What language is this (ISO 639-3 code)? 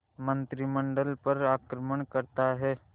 hin